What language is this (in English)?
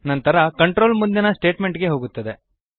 Kannada